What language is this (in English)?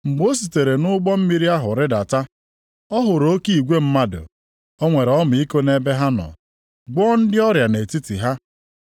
Igbo